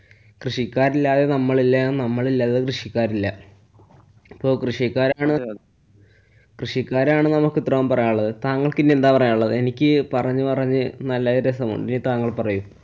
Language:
Malayalam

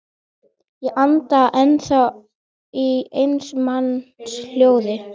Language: Icelandic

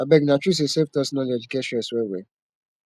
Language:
Nigerian Pidgin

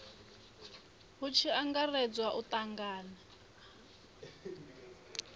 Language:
Venda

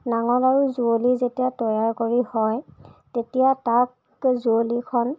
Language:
Assamese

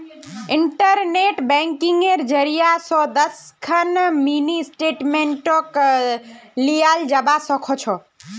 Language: Magahi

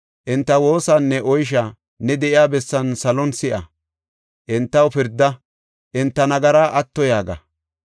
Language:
Gofa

